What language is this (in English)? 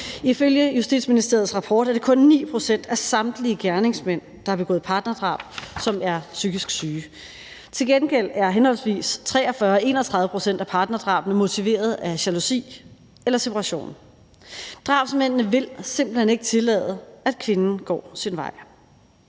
Danish